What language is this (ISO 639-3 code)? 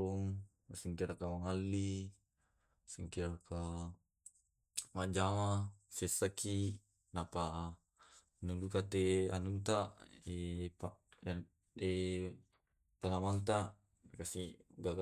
rob